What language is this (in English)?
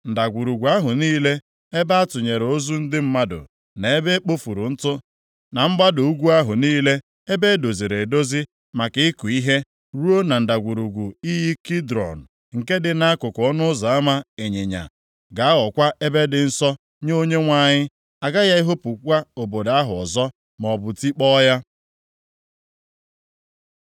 Igbo